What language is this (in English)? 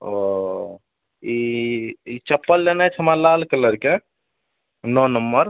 Maithili